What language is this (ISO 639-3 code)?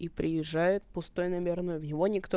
rus